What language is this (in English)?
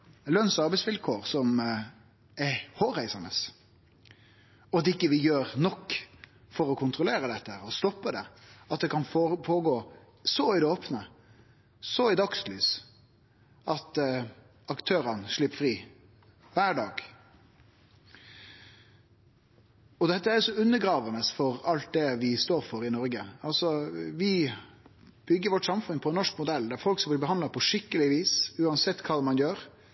Norwegian Nynorsk